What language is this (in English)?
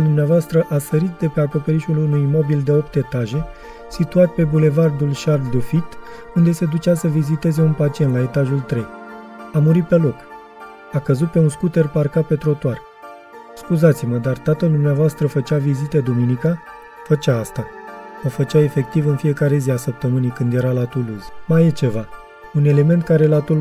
Romanian